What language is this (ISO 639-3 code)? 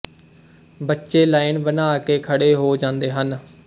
pan